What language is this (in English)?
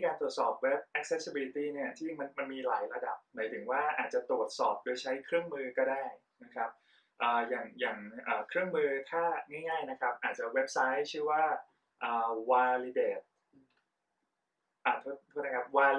Thai